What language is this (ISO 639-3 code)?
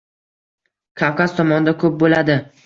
uzb